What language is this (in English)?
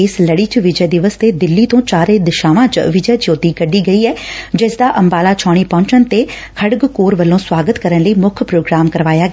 Punjabi